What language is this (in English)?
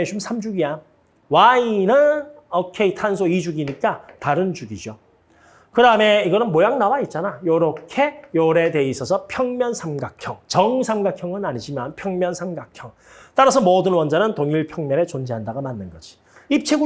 Korean